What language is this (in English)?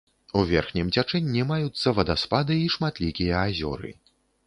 Belarusian